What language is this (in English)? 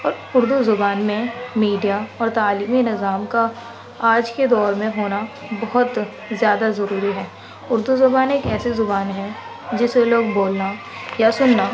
Urdu